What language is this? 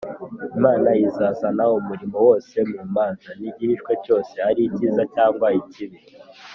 Kinyarwanda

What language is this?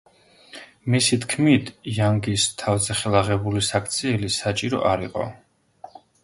Georgian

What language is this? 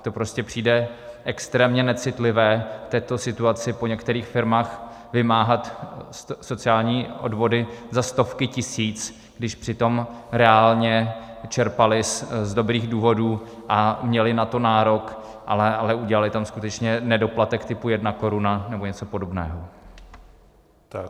Czech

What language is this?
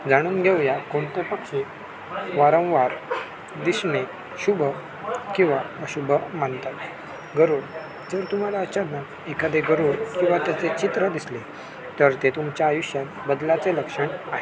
Marathi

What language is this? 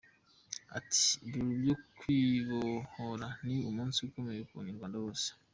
Kinyarwanda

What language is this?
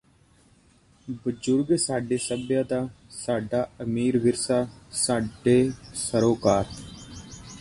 Punjabi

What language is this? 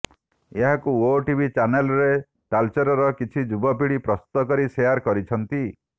Odia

